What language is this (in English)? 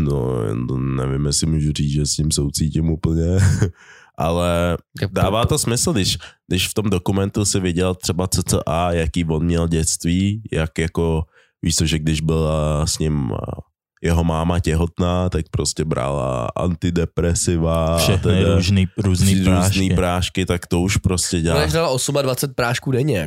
Czech